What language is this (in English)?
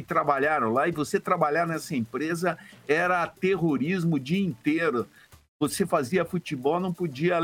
Portuguese